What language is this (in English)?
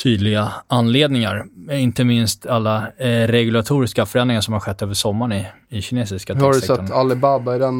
Swedish